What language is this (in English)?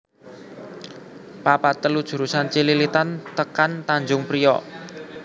Javanese